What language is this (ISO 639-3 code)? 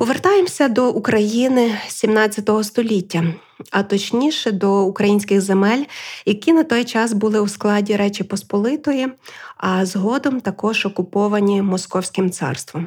ukr